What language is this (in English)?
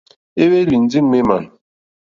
Mokpwe